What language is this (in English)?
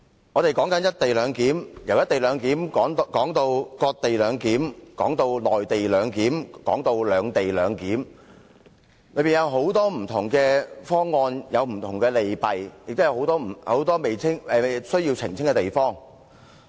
Cantonese